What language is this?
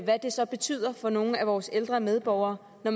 Danish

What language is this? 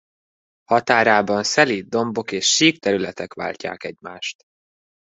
Hungarian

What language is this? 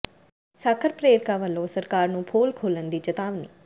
Punjabi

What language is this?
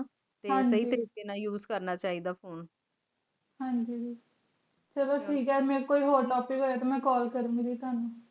Punjabi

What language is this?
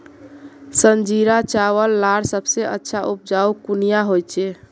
Magahi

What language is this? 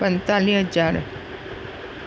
Sindhi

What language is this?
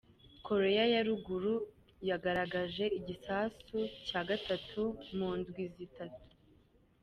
Kinyarwanda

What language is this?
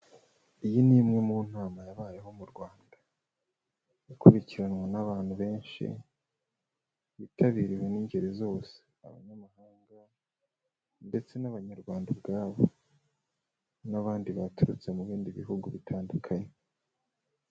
Kinyarwanda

